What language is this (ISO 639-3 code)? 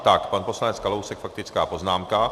ces